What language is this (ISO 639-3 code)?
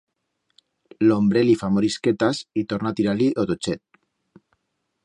arg